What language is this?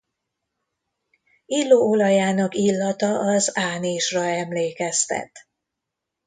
Hungarian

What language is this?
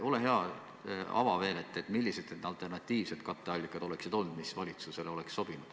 Estonian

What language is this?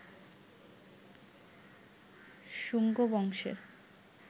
Bangla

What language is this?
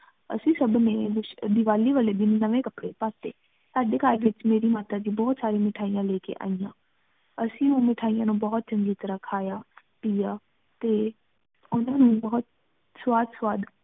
Punjabi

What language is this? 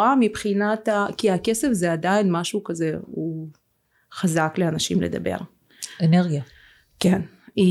Hebrew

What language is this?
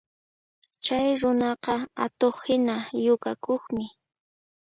Puno Quechua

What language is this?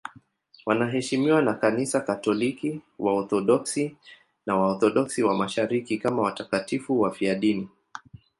Swahili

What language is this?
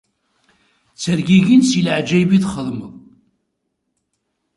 Kabyle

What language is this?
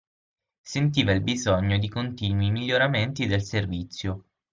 Italian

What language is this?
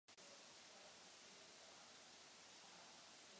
Czech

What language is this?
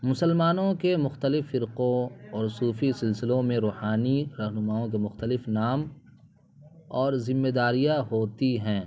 Urdu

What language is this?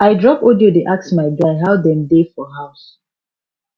Nigerian Pidgin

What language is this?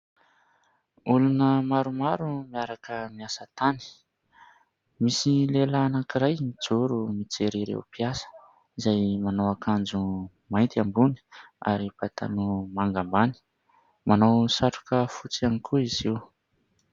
Malagasy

